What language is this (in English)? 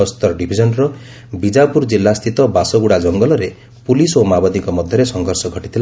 Odia